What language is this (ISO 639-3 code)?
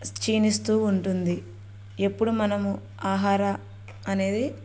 tel